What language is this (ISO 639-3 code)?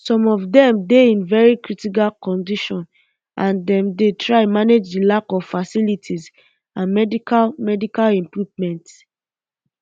pcm